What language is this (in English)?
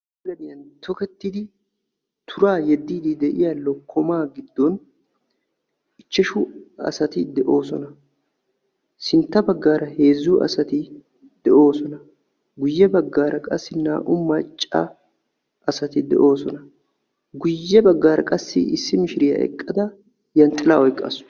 Wolaytta